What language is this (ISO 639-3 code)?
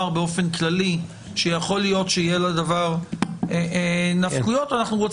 heb